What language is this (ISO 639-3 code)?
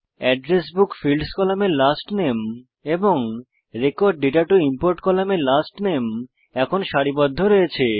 ben